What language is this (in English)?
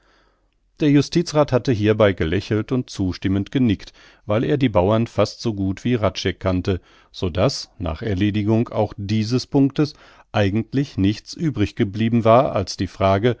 German